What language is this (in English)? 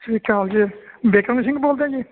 Punjabi